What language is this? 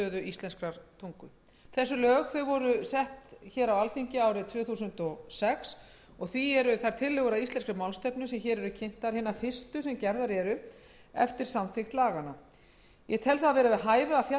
Icelandic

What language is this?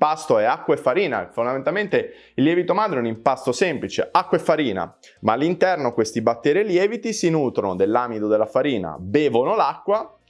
Italian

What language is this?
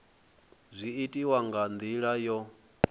Venda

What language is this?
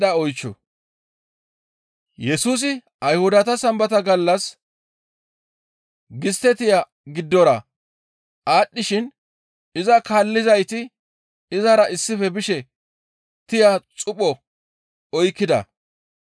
Gamo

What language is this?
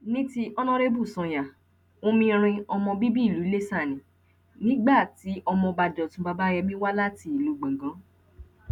Yoruba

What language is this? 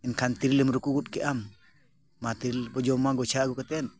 Santali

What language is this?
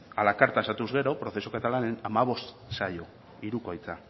Basque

